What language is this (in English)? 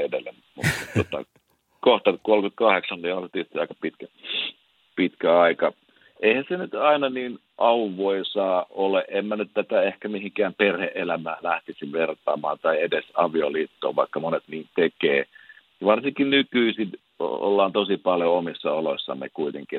Finnish